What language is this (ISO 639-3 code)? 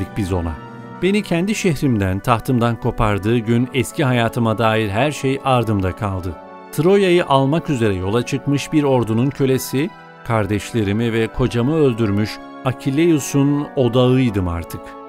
tur